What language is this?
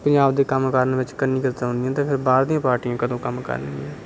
Punjabi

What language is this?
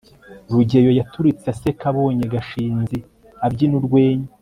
Kinyarwanda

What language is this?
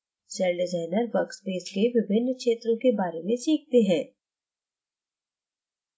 Hindi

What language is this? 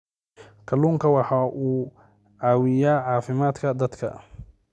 Somali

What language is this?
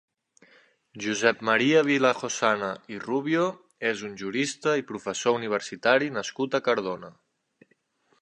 Catalan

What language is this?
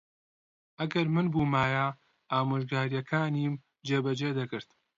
Central Kurdish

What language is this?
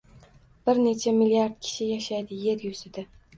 Uzbek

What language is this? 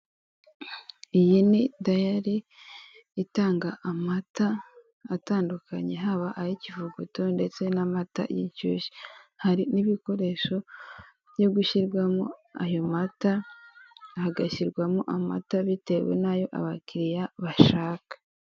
Kinyarwanda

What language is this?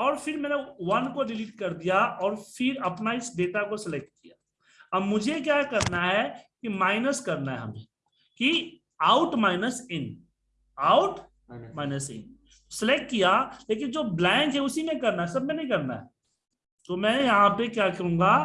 Hindi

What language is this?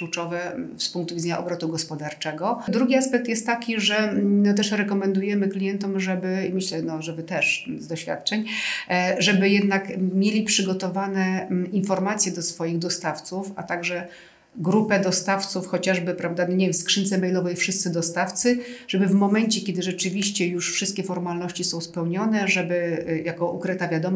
Polish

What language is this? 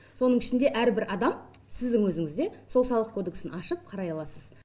Kazakh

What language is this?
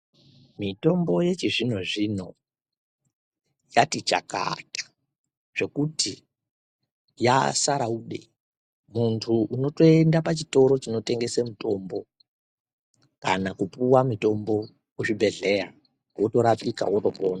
Ndau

